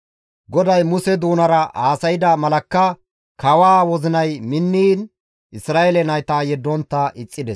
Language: Gamo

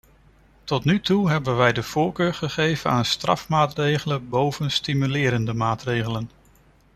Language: Dutch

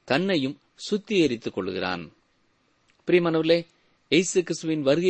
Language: Tamil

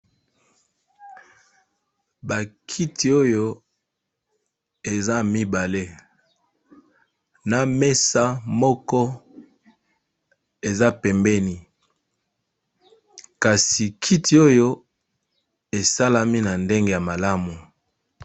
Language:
Lingala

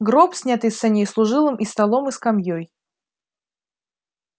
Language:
Russian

